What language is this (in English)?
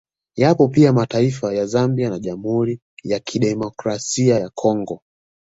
Swahili